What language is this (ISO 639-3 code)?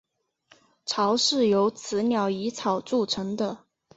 zho